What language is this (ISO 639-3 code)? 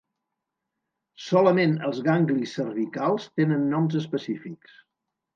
cat